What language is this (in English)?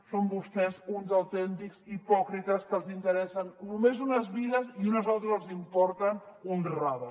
Catalan